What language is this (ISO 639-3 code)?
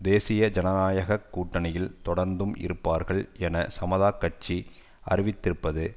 tam